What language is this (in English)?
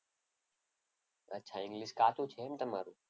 Gujarati